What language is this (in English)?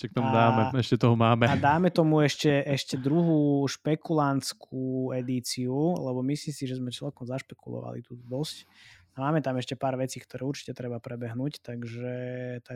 Slovak